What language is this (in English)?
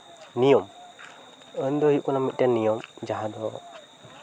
Santali